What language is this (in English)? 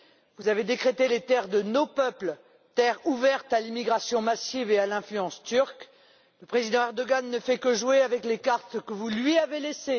French